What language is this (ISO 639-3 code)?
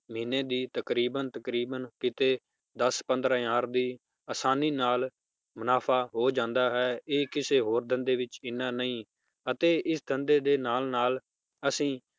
pan